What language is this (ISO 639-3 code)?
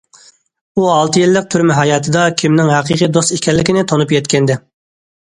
uig